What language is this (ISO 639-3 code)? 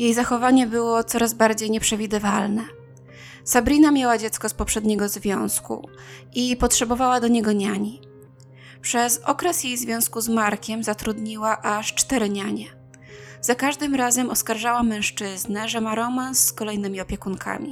pol